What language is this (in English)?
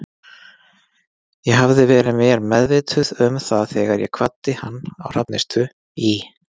Icelandic